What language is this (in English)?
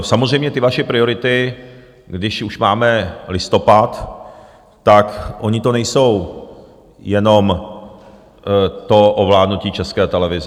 Czech